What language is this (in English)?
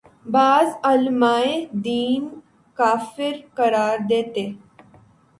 Urdu